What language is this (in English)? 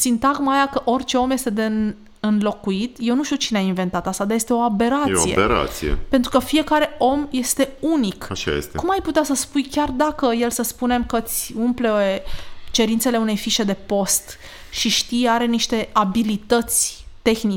Romanian